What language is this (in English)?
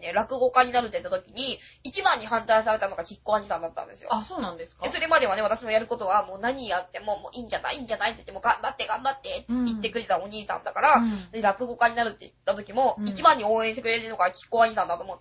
Japanese